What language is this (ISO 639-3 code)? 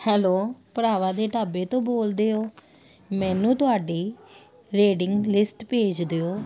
pan